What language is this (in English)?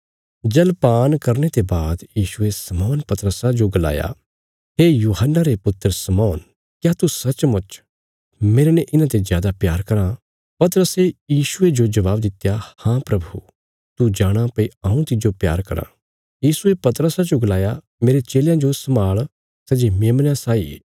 Bilaspuri